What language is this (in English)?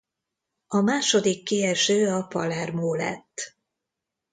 Hungarian